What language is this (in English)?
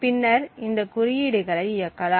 Tamil